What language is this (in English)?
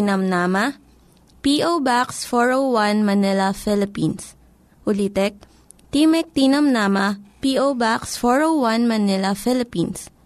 Filipino